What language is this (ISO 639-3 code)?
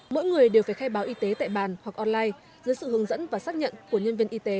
vie